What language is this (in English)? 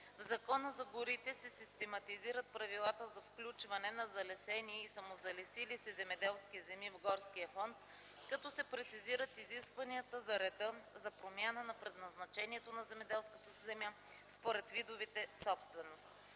Bulgarian